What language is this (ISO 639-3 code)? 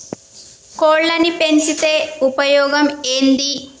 tel